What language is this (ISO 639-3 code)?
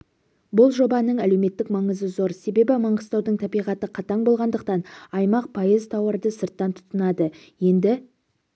kaz